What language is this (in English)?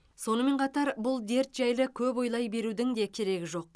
Kazakh